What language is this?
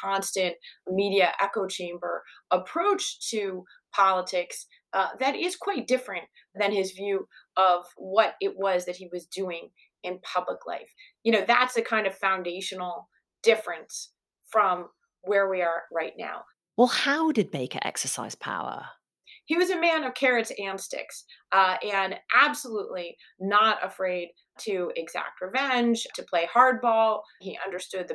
English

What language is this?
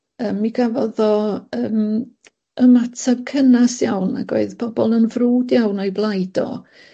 Welsh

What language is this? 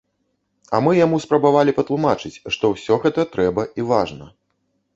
Belarusian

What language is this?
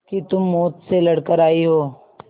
Hindi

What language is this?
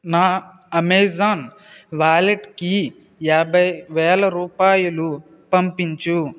Telugu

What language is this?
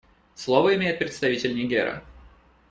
Russian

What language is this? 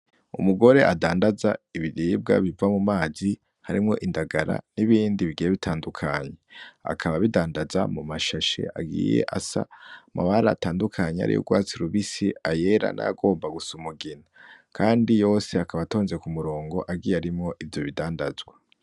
Rundi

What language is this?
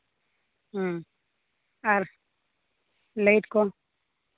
Santali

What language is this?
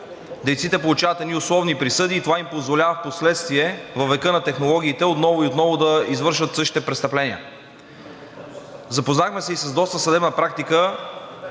Bulgarian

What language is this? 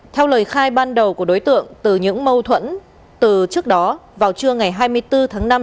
Vietnamese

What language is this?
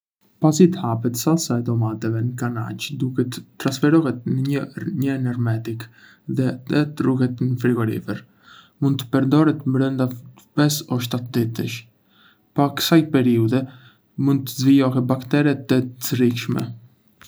Arbëreshë Albanian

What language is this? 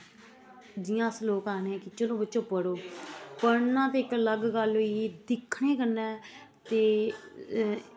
Dogri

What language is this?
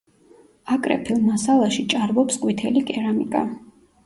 Georgian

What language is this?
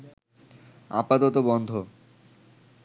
Bangla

